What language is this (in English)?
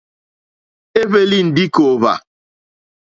Mokpwe